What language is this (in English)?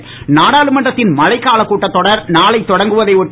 Tamil